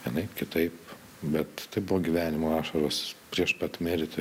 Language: Lithuanian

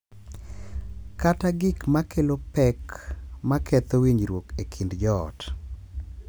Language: Luo (Kenya and Tanzania)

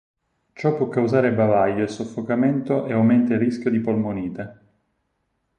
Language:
Italian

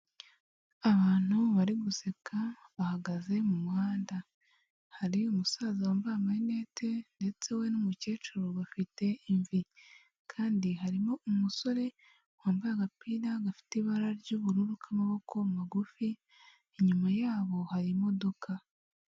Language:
Kinyarwanda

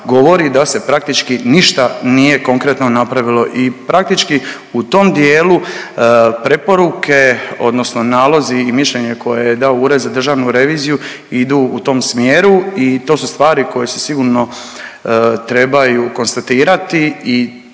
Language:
Croatian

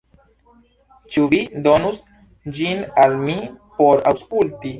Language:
Esperanto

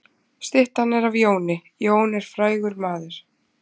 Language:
Icelandic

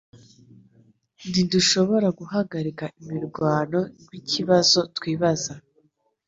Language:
Kinyarwanda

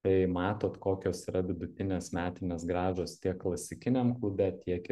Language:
Lithuanian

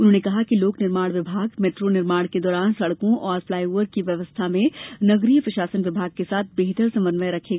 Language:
Hindi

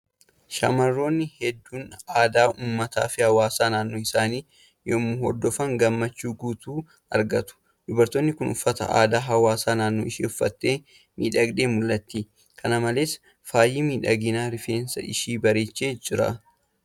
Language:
Oromo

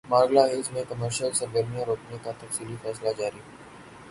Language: Urdu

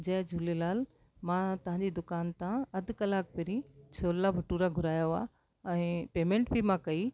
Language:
Sindhi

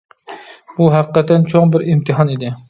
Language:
Uyghur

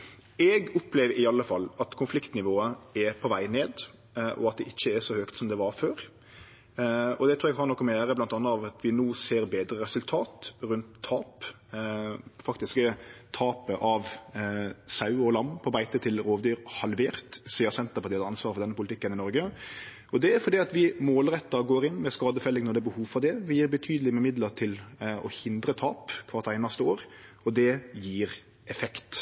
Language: Norwegian Nynorsk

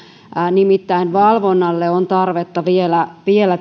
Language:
Finnish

